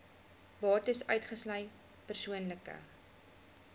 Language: Afrikaans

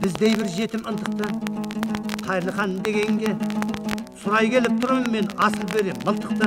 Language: Turkish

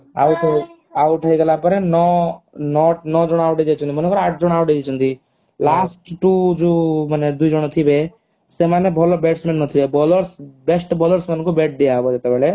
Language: Odia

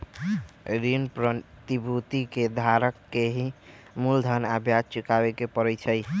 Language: Magahi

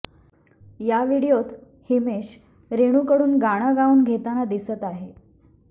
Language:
Marathi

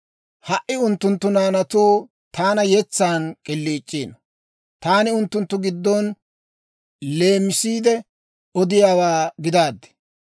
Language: Dawro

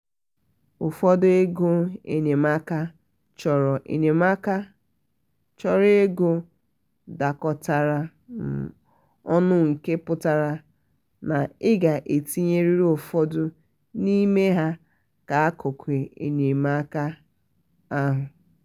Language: Igbo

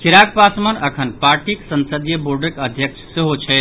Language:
Maithili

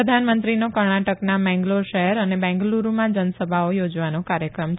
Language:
Gujarati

